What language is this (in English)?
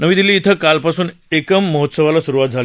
Marathi